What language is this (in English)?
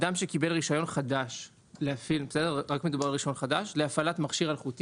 Hebrew